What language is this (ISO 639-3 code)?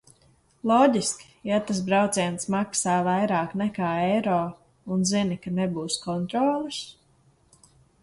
lav